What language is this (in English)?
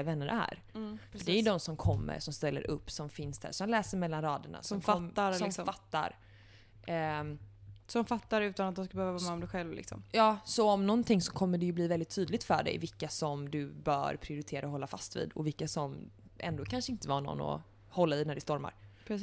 Swedish